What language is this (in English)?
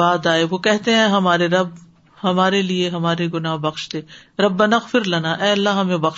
Urdu